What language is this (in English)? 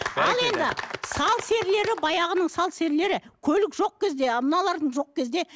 Kazakh